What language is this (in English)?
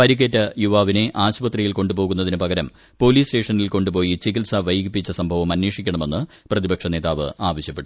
Malayalam